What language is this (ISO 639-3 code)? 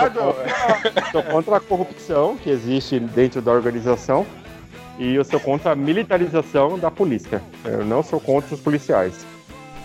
por